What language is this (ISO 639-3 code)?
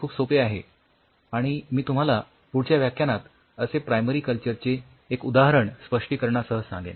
mar